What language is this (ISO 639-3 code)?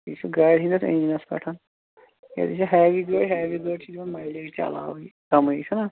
kas